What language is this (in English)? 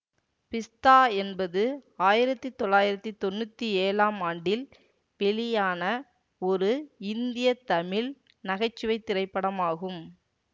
Tamil